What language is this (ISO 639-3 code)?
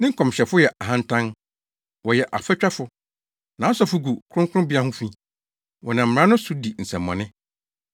aka